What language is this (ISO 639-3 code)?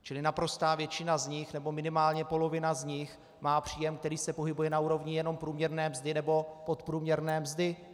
ces